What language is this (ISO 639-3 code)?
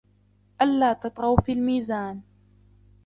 ara